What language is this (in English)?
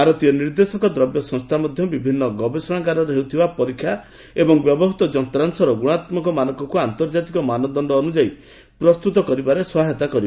Odia